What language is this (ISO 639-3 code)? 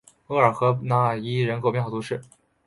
zho